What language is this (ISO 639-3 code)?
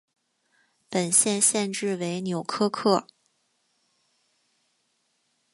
zho